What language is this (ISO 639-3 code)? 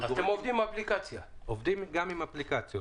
heb